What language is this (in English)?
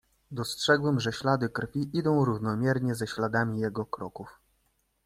Polish